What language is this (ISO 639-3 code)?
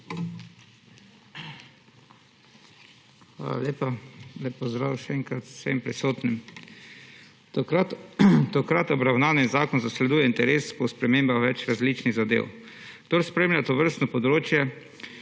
slv